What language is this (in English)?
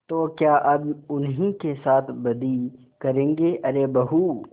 Hindi